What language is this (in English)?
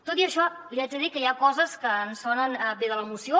Catalan